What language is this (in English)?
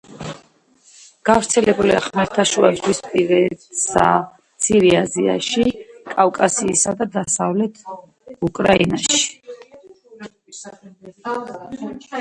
Georgian